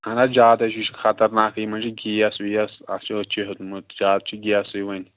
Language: Kashmiri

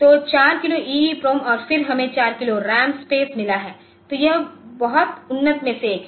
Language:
Hindi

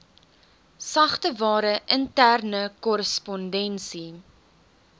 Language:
Afrikaans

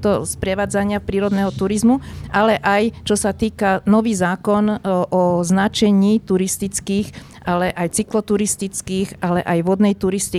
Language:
Slovak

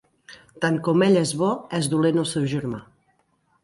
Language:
Catalan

